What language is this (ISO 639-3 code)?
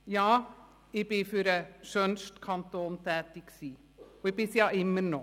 gsw